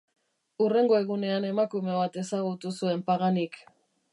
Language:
Basque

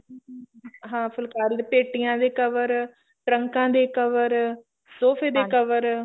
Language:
Punjabi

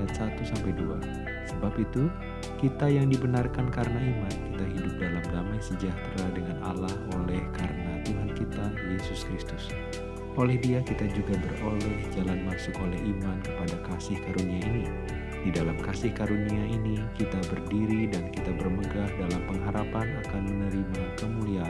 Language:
Indonesian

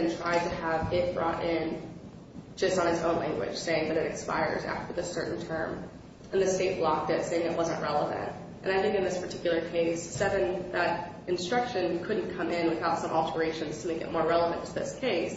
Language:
English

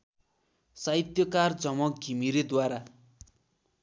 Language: Nepali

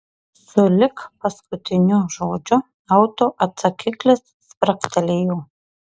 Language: Lithuanian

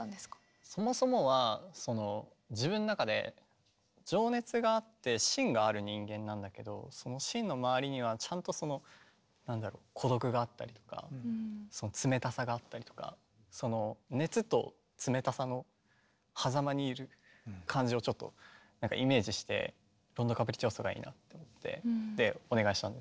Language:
Japanese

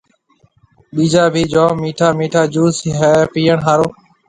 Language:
Marwari (Pakistan)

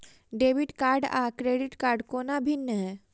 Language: Maithili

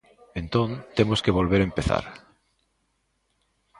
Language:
Galician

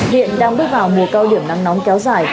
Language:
Vietnamese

